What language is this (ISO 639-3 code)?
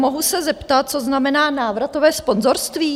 ces